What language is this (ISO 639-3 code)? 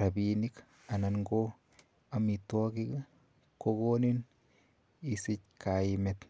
kln